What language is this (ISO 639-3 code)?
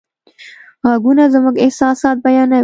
pus